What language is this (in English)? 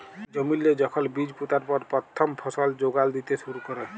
Bangla